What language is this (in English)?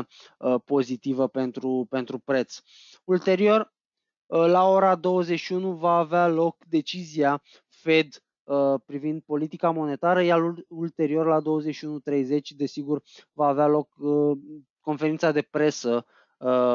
Romanian